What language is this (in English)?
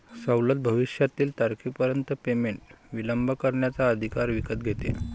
Marathi